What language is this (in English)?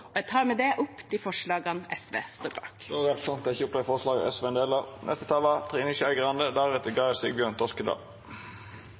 Norwegian